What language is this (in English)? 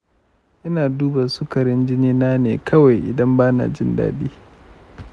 Hausa